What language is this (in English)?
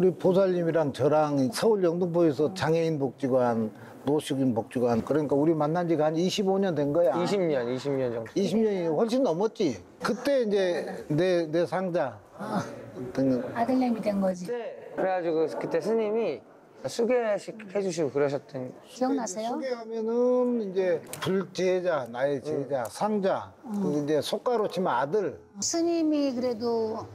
Korean